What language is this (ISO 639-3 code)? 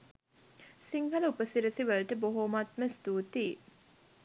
sin